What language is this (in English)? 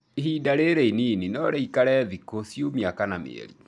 Kikuyu